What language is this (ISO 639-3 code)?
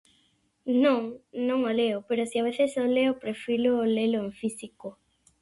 glg